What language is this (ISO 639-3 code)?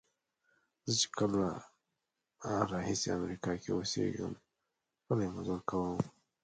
pus